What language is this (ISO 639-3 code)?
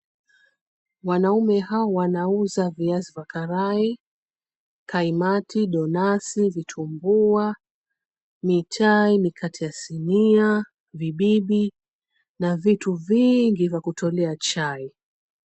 swa